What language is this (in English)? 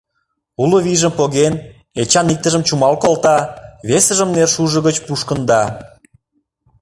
Mari